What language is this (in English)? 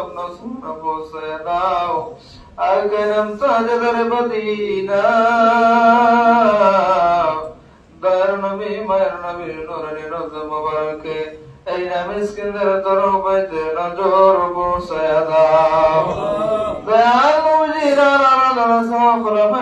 Bangla